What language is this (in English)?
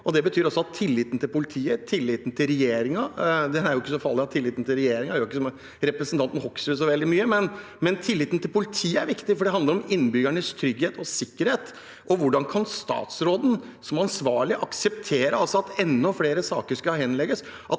Norwegian